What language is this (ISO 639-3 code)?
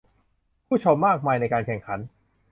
tha